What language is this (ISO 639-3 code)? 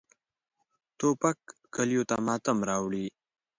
pus